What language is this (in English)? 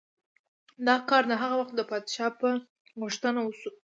Pashto